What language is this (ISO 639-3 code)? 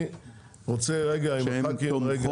heb